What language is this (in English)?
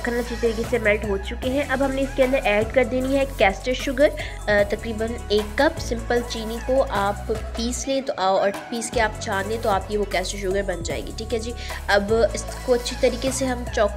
Hindi